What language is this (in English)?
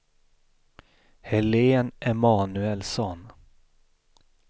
Swedish